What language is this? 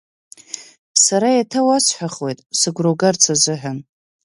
Abkhazian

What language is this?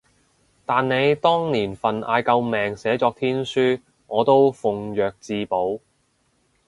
Cantonese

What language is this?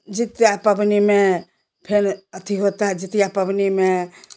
Hindi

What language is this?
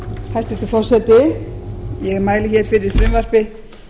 Icelandic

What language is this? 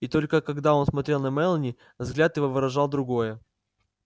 Russian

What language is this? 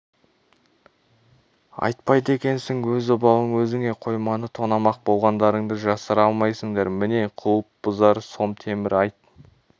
Kazakh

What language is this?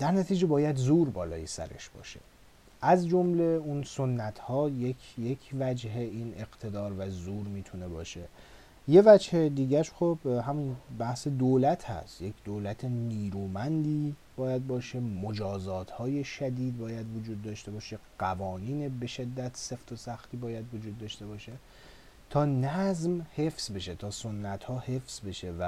Persian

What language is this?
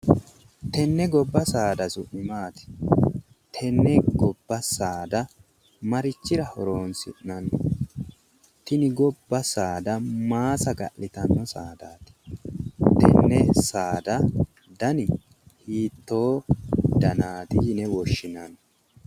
Sidamo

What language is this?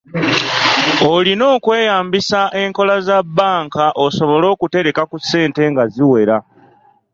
Ganda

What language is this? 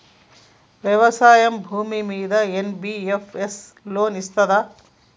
Telugu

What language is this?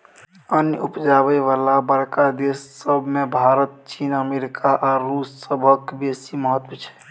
Maithili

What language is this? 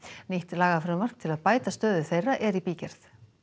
Icelandic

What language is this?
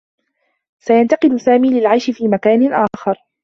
Arabic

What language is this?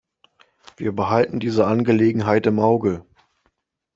German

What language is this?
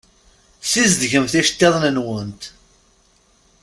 Kabyle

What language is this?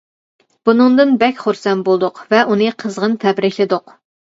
Uyghur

